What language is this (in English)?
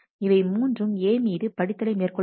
Tamil